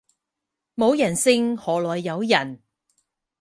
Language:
Cantonese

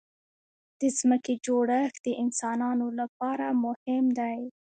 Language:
Pashto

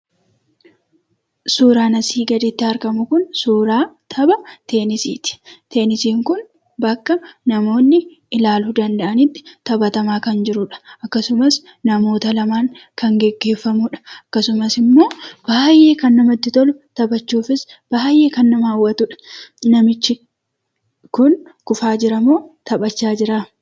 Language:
Oromo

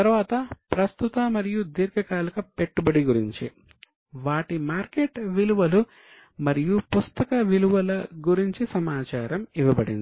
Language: Telugu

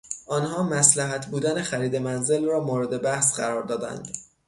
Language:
Persian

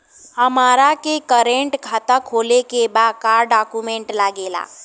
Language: Bhojpuri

